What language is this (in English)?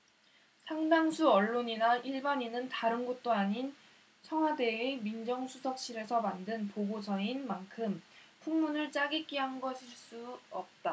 Korean